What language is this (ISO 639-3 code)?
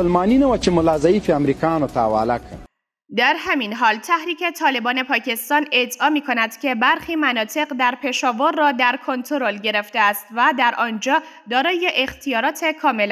fas